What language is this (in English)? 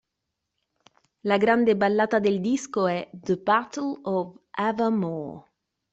Italian